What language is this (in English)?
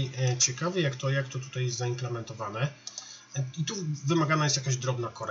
Polish